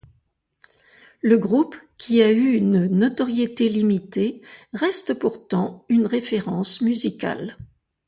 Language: French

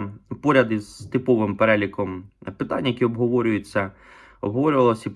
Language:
Ukrainian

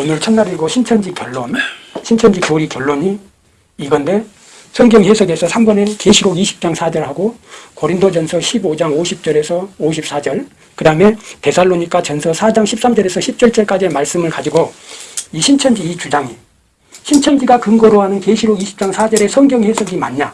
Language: Korean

